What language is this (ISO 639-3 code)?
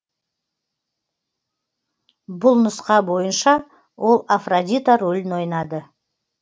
kaz